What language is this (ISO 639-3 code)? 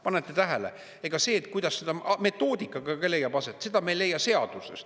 est